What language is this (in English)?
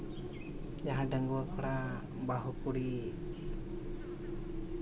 Santali